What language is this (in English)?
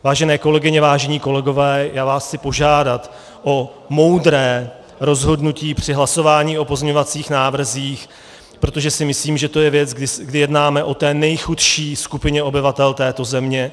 Czech